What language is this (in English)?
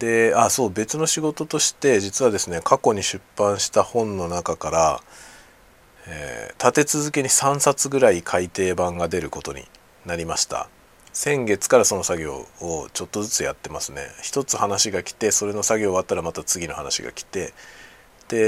Japanese